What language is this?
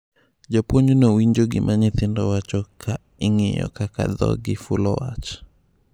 Luo (Kenya and Tanzania)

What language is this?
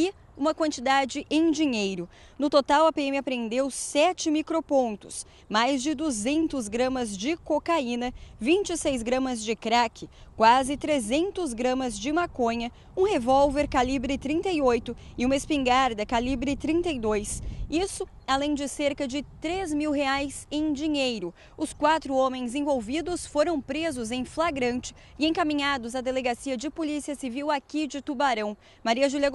Portuguese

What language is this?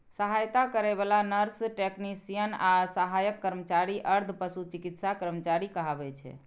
Maithili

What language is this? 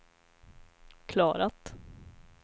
Swedish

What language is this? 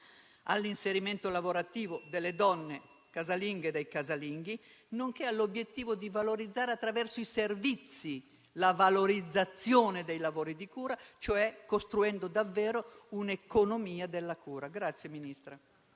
Italian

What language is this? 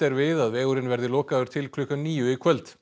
Icelandic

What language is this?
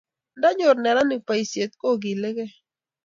Kalenjin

